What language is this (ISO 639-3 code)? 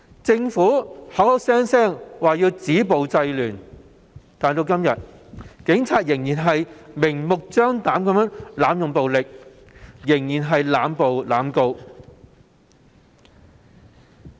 yue